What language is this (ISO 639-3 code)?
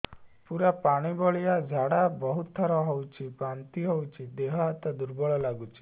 ori